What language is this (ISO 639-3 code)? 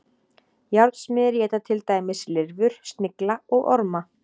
isl